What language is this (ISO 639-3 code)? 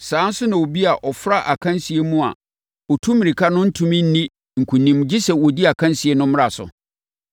aka